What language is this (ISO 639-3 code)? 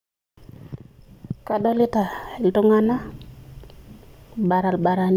mas